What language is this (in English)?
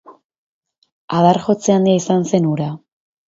Basque